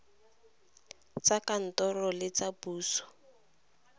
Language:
Tswana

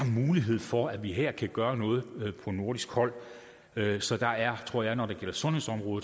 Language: Danish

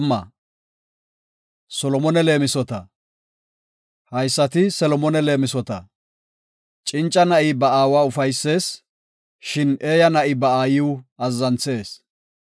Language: Gofa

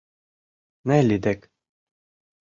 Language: Mari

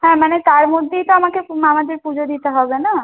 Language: Bangla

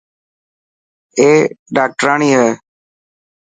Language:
Dhatki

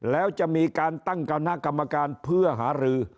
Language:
Thai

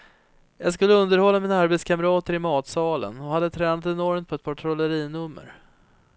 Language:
Swedish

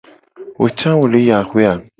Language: Gen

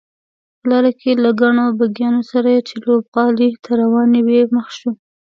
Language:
Pashto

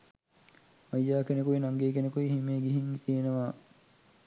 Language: Sinhala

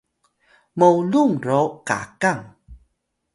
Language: Atayal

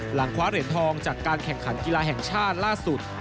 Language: Thai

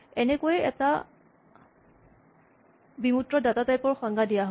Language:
Assamese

